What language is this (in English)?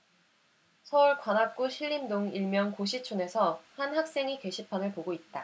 Korean